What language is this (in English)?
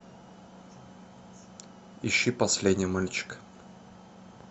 Russian